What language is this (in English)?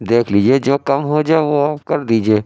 Urdu